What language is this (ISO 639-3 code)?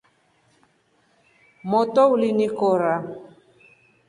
rof